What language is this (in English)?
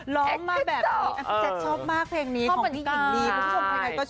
Thai